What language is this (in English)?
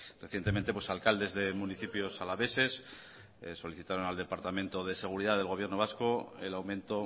Spanish